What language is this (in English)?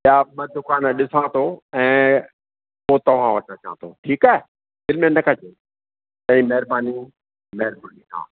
Sindhi